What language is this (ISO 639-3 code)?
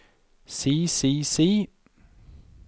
nor